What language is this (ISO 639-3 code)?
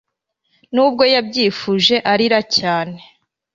kin